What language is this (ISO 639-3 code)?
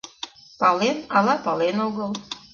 chm